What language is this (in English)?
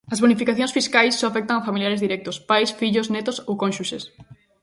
Galician